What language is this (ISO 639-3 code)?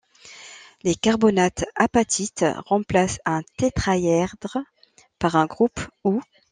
fra